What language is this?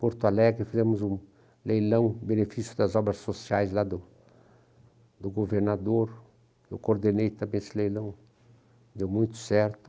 Portuguese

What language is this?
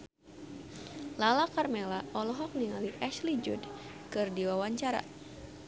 Sundanese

